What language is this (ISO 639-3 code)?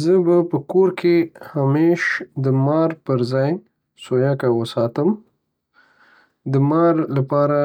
pus